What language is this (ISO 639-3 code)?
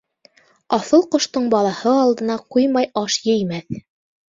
bak